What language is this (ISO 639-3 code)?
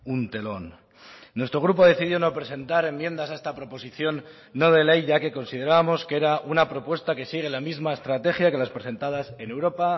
spa